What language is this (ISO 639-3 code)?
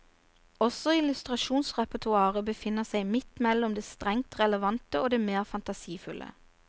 nor